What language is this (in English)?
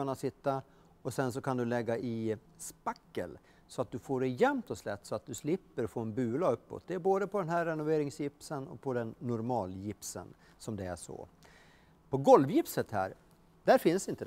Swedish